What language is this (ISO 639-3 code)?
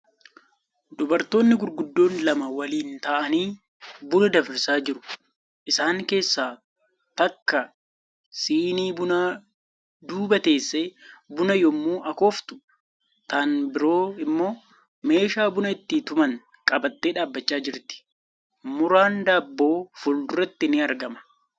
orm